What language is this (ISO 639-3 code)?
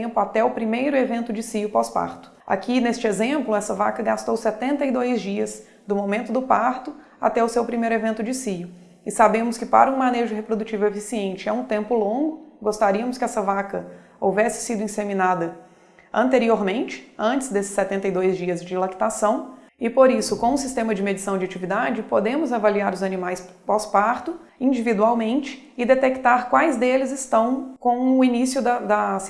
por